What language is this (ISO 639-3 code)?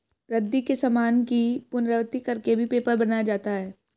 hin